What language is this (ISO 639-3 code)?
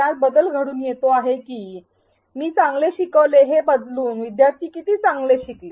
mar